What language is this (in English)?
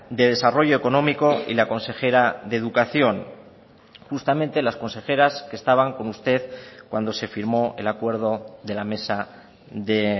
Spanish